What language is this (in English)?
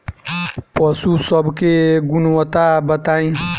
Bhojpuri